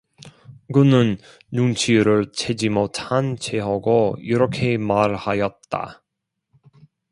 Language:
Korean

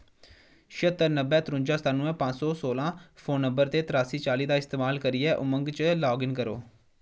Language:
Dogri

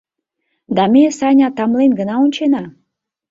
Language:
Mari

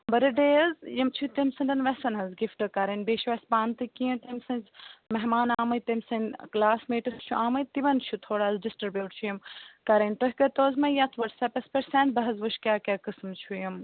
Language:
Kashmiri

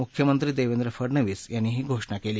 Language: Marathi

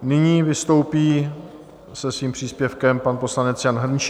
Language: Czech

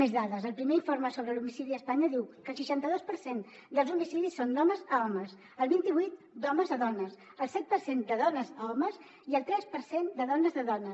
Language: Catalan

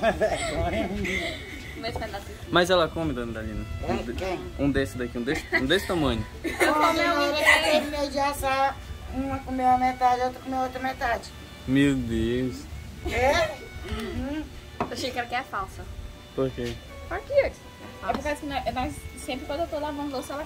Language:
Portuguese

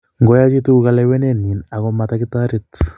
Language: Kalenjin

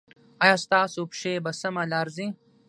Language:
Pashto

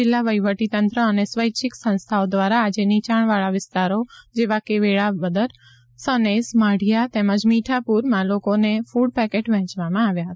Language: Gujarati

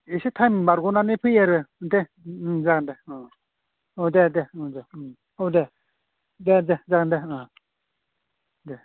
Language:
Bodo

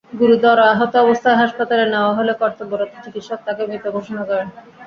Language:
Bangla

